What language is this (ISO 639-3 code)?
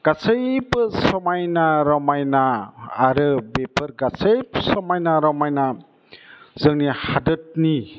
brx